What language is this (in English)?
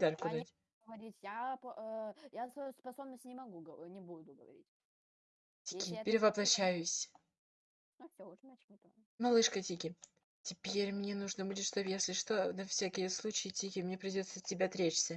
Russian